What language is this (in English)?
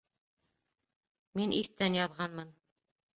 Bashkir